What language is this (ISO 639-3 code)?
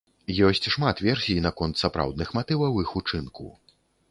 bel